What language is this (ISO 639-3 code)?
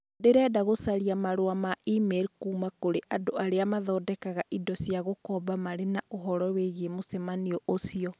kik